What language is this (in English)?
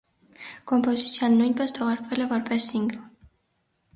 Armenian